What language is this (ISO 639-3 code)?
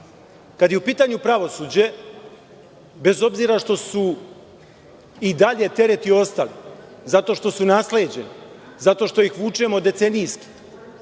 srp